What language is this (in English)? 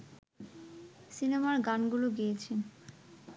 Bangla